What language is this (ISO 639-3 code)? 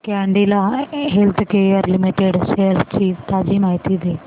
mar